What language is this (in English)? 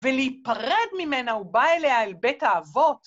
Hebrew